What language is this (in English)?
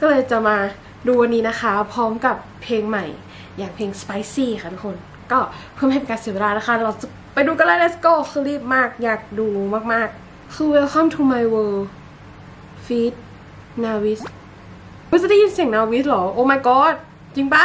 Thai